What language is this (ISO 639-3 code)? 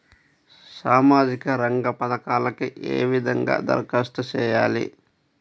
tel